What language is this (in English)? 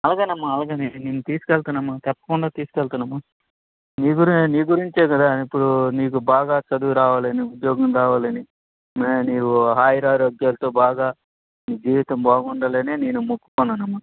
Telugu